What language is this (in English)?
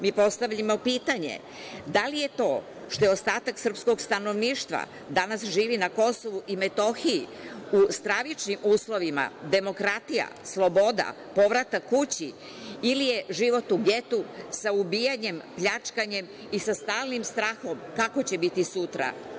Serbian